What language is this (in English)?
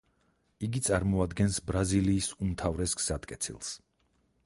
Georgian